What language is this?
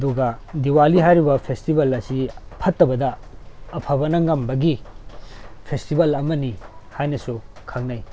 Manipuri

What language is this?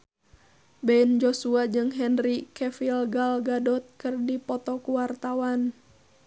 Sundanese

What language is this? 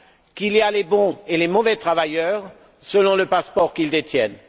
French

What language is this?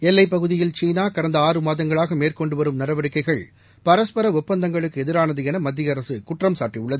Tamil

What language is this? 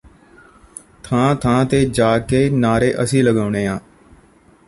Punjabi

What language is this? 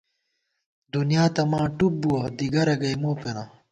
Gawar-Bati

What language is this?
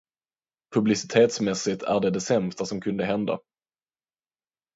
Swedish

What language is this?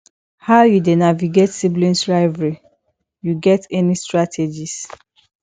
Nigerian Pidgin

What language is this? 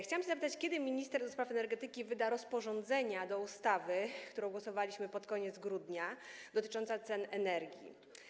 Polish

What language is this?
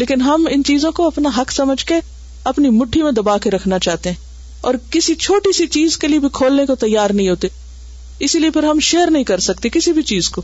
Urdu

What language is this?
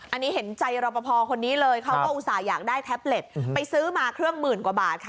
Thai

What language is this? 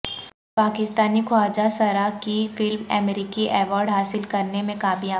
Urdu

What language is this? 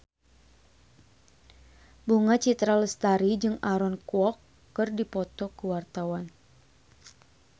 Sundanese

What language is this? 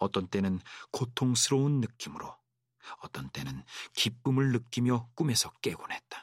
Korean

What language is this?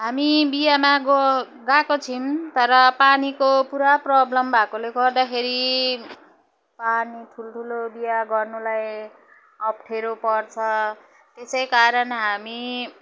Nepali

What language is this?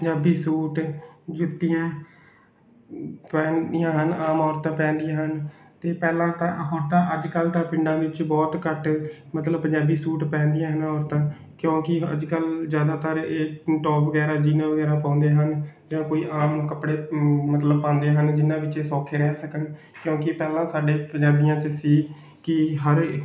Punjabi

